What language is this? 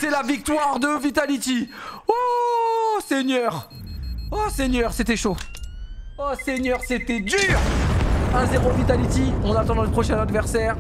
French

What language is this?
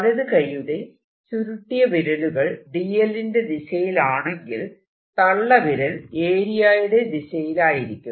Malayalam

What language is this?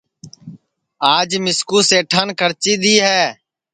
Sansi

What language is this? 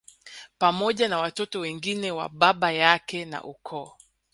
Swahili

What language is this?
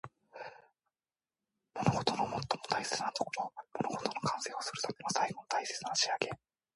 Japanese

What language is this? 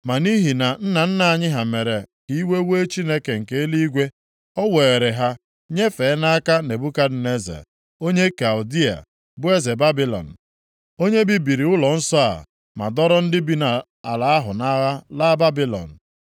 Igbo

